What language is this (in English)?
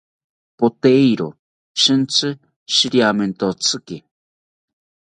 South Ucayali Ashéninka